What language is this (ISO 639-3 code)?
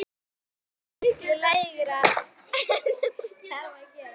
isl